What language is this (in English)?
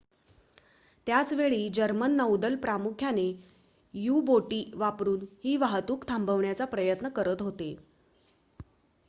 Marathi